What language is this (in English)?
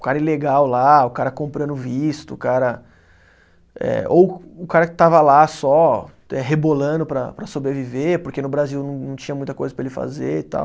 Portuguese